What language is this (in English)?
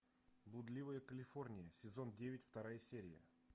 Russian